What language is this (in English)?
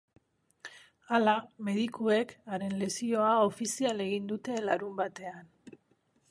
Basque